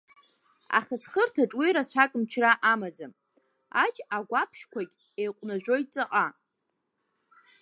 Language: Abkhazian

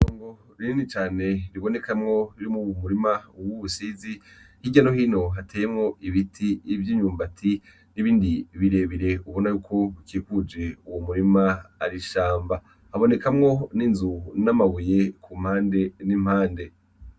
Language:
Rundi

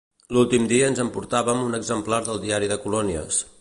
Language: Catalan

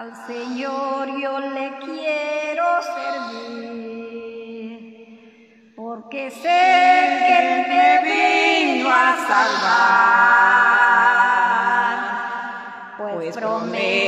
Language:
Romanian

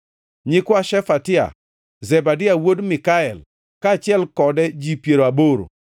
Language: Luo (Kenya and Tanzania)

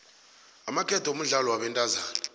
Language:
South Ndebele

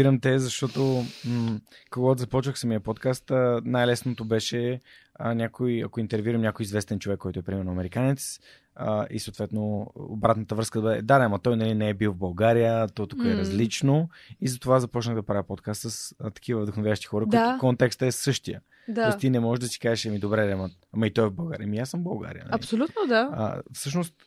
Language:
Bulgarian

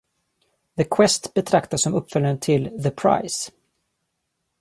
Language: Swedish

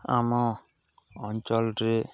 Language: Odia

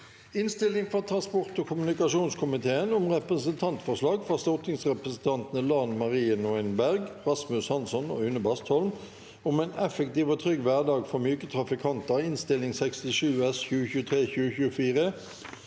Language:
Norwegian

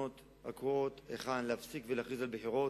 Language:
Hebrew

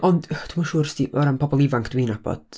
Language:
Welsh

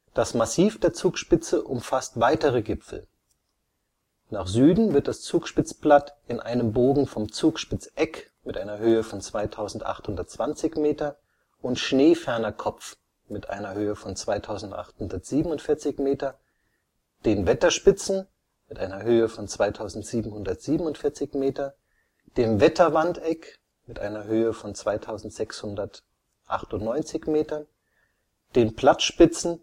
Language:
German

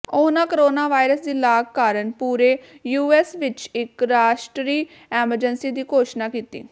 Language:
Punjabi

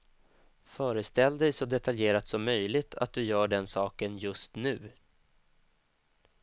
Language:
Swedish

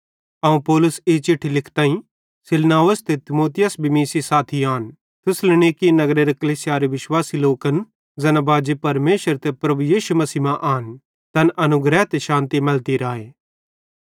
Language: Bhadrawahi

